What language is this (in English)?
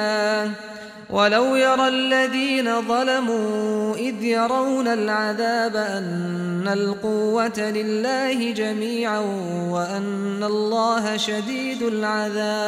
Arabic